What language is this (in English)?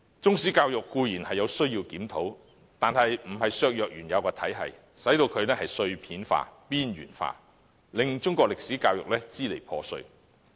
Cantonese